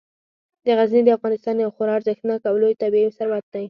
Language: Pashto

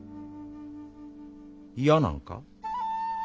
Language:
Japanese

